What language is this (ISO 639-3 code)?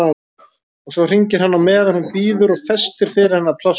isl